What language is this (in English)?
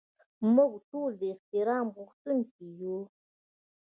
Pashto